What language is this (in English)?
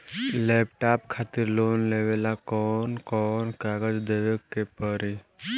Bhojpuri